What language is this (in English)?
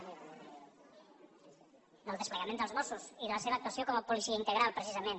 Catalan